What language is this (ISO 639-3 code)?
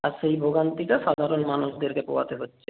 ben